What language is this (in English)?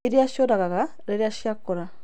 Kikuyu